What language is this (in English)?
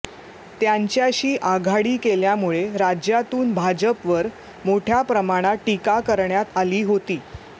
Marathi